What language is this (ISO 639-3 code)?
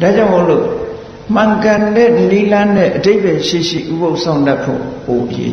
vie